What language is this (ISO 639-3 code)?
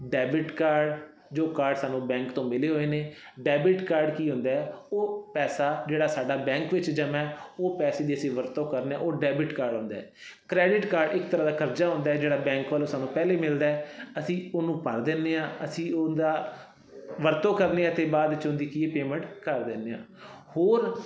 pan